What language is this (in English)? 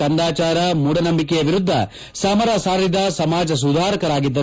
Kannada